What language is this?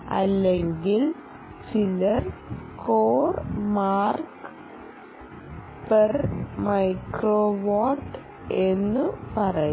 Malayalam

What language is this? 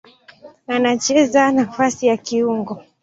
Swahili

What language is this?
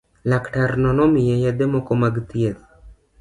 Luo (Kenya and Tanzania)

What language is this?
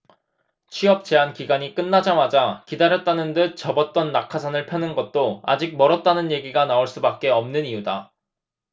Korean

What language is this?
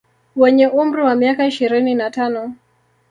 Swahili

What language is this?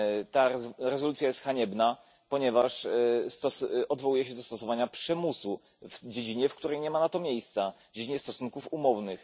Polish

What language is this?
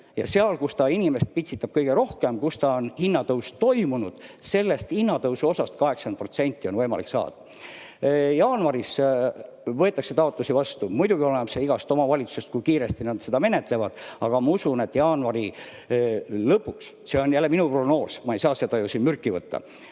Estonian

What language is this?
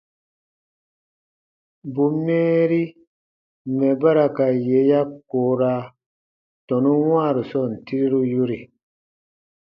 Baatonum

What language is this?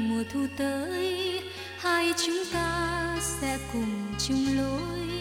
Vietnamese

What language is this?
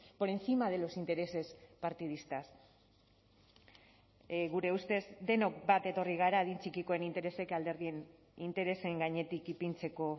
Basque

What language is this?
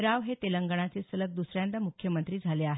Marathi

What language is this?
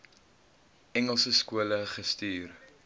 Afrikaans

